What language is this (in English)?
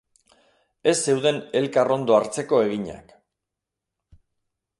Basque